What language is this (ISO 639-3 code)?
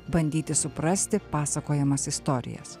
lit